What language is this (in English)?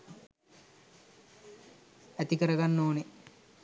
Sinhala